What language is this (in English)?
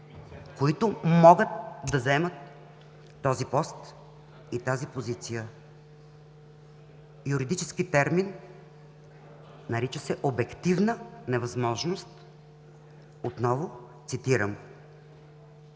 Bulgarian